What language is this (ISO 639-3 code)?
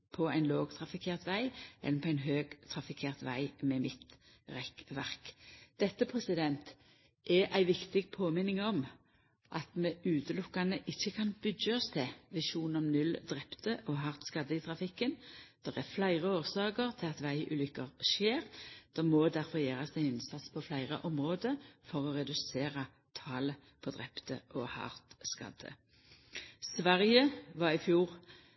nno